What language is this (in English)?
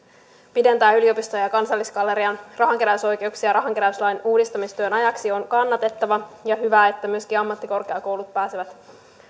Finnish